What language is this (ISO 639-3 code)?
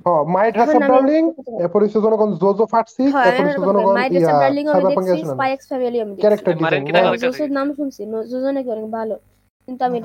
ben